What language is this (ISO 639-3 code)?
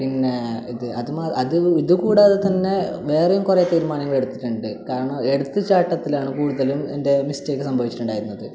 mal